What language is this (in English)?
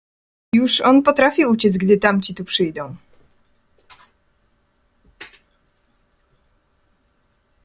Polish